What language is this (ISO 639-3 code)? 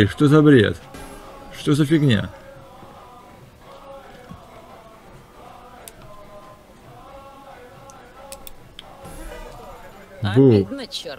rus